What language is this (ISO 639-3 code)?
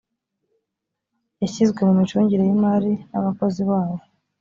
kin